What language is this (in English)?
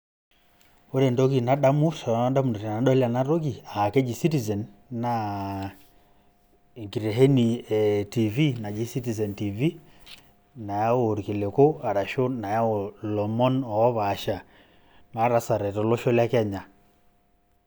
Masai